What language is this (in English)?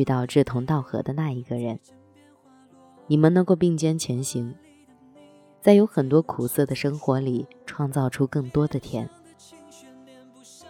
Chinese